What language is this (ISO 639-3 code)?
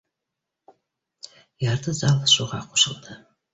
bak